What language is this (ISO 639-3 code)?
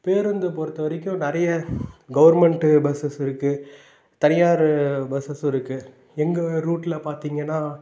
tam